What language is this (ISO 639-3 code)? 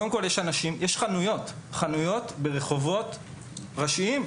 heb